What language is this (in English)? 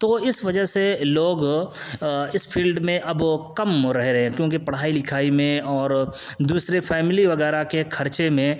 Urdu